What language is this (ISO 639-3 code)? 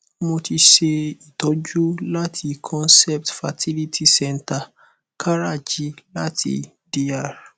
yor